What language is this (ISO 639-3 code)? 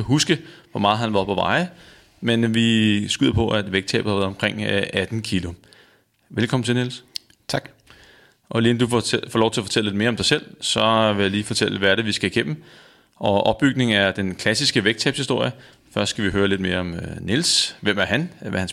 dan